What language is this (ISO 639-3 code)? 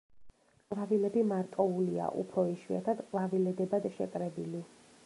kat